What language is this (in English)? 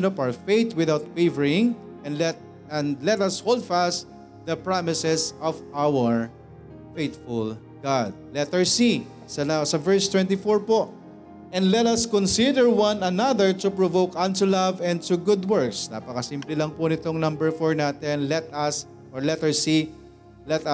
Filipino